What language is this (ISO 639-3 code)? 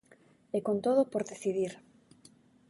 glg